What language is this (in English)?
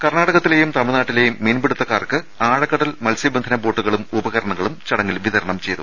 Malayalam